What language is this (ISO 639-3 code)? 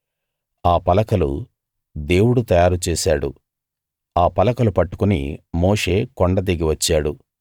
tel